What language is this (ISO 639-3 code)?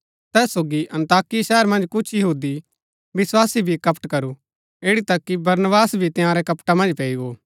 gbk